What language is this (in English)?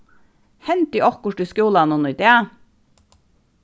Faroese